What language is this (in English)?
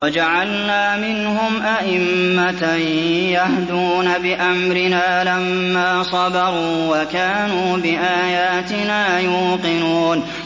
Arabic